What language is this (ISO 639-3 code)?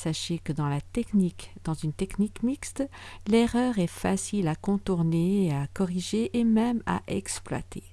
fra